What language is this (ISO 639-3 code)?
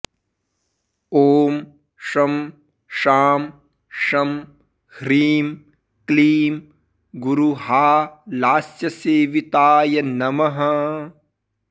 san